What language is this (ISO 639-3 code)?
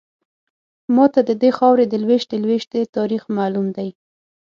pus